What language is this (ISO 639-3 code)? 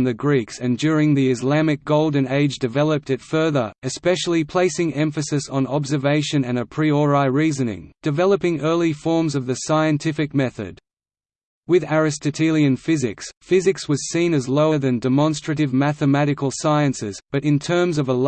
eng